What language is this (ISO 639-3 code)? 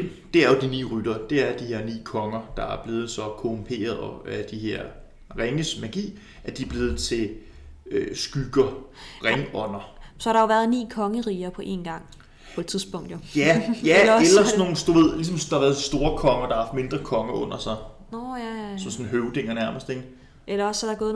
dan